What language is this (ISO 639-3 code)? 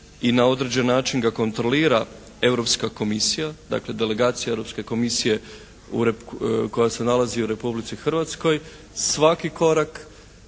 hrv